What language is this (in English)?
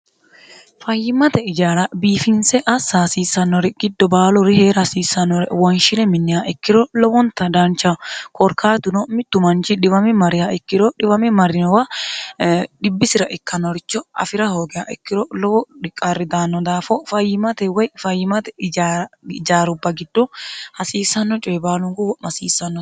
Sidamo